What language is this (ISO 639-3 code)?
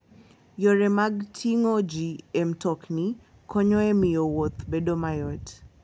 luo